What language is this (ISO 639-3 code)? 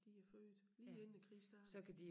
dan